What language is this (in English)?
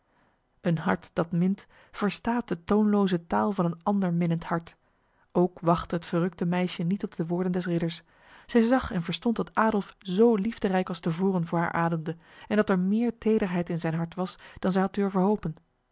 Dutch